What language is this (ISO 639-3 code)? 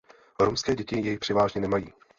ces